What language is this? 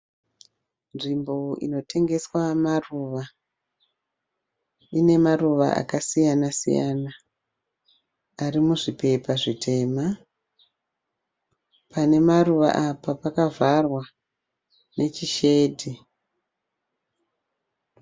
Shona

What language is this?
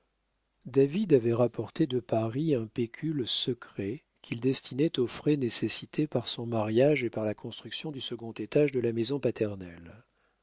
French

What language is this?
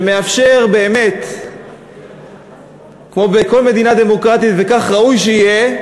Hebrew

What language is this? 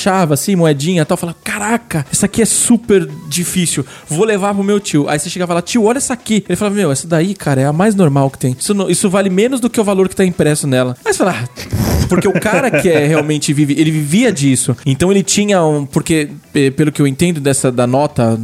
Portuguese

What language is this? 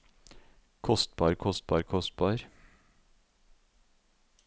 Norwegian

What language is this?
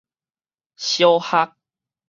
Min Nan Chinese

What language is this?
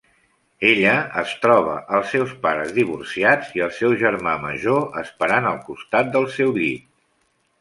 Catalan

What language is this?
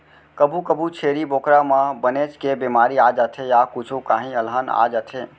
Chhattisgarhi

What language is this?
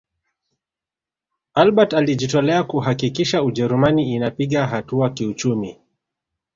Swahili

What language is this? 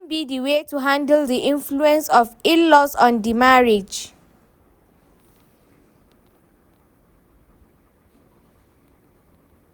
Nigerian Pidgin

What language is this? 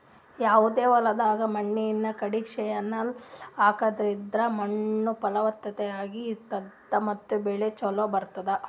Kannada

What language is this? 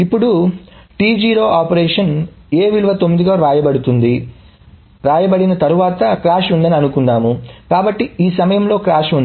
Telugu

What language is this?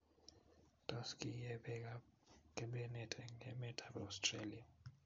Kalenjin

